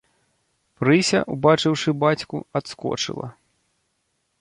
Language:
Belarusian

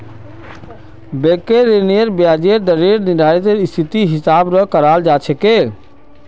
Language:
Magahi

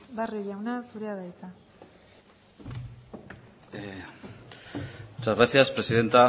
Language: Basque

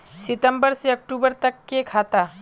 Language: Magahi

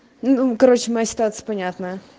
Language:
Russian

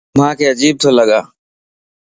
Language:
Lasi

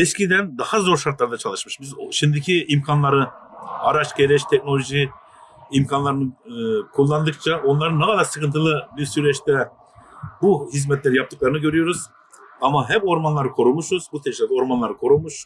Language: Turkish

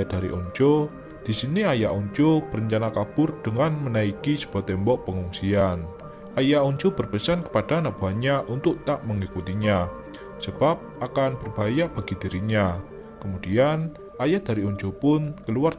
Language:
Indonesian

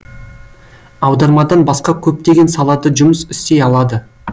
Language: Kazakh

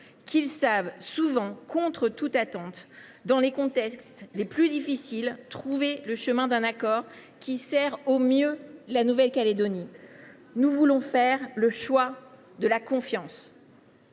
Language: French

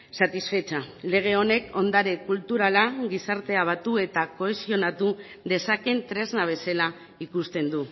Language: Basque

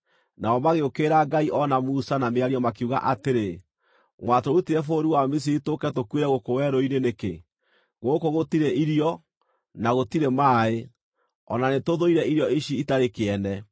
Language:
Kikuyu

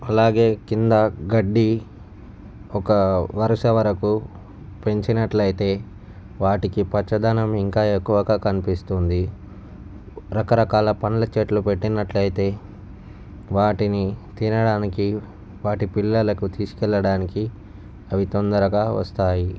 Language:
Telugu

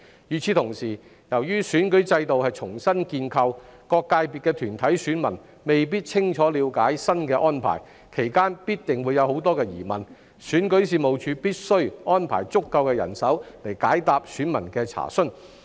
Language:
Cantonese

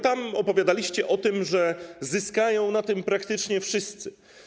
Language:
Polish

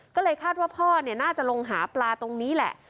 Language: Thai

